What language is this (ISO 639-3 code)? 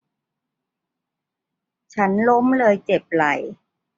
tha